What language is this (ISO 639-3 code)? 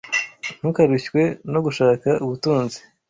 kin